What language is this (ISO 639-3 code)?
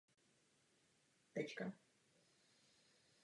ces